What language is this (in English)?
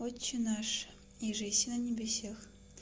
Russian